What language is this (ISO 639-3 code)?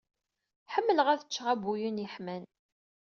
kab